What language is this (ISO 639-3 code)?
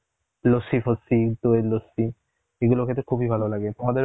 ben